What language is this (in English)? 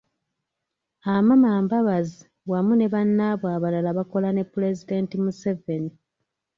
Ganda